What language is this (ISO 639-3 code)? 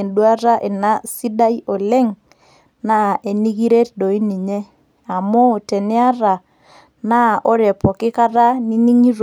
mas